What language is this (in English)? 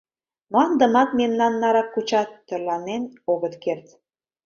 Mari